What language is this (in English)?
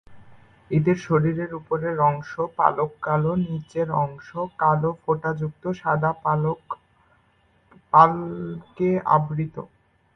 Bangla